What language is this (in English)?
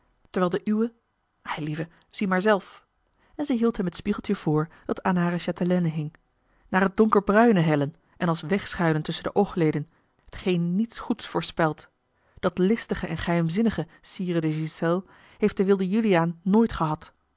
Dutch